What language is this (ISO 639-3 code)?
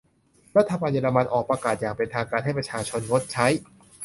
tha